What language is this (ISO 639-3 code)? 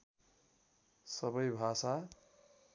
nep